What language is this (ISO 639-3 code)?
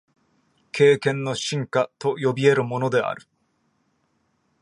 jpn